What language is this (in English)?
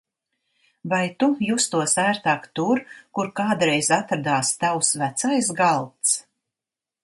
Latvian